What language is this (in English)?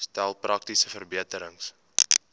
Afrikaans